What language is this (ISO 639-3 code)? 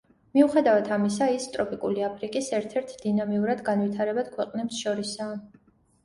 kat